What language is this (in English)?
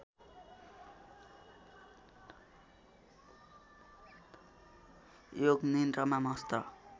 Nepali